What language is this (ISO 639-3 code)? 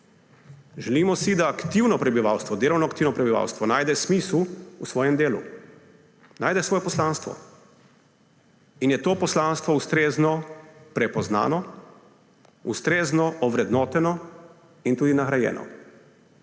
slv